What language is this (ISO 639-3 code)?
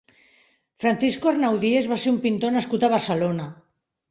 cat